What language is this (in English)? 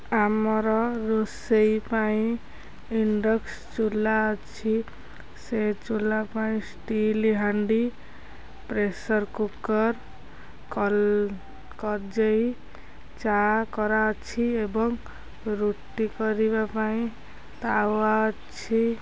Odia